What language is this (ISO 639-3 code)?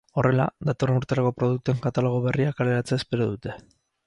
eus